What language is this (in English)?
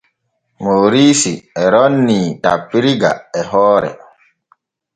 Borgu Fulfulde